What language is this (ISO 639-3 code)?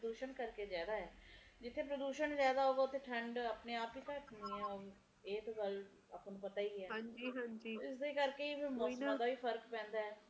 pan